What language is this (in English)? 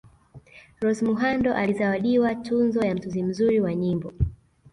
Swahili